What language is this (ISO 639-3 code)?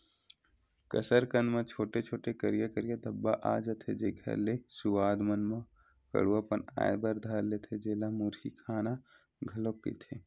hne